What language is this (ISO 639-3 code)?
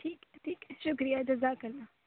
urd